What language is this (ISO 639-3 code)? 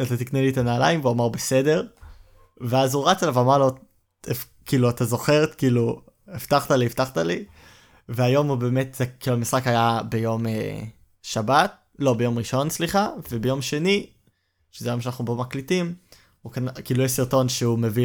heb